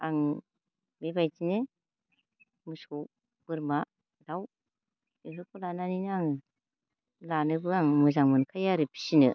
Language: Bodo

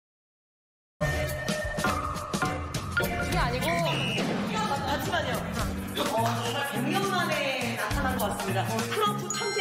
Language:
Korean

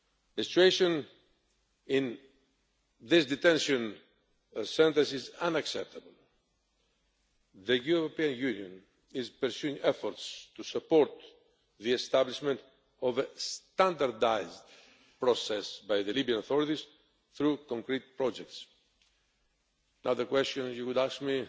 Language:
English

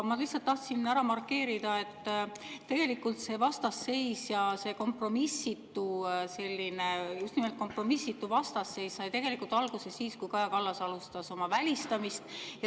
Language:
Estonian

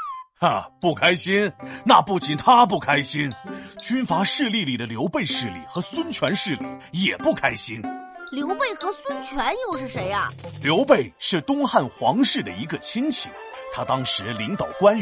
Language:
Chinese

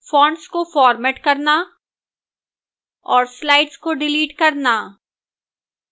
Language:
Hindi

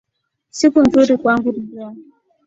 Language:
Swahili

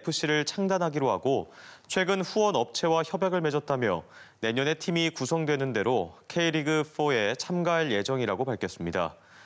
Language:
Korean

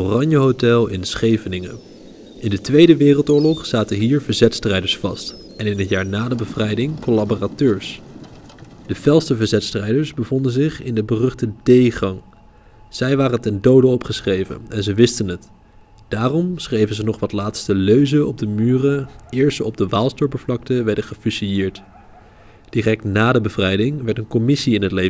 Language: Dutch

